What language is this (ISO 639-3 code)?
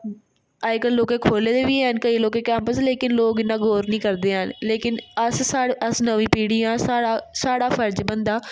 doi